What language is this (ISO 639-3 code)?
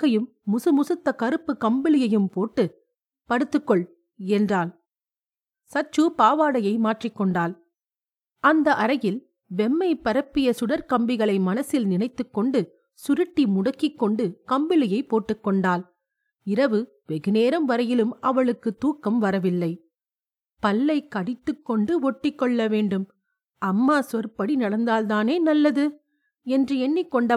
tam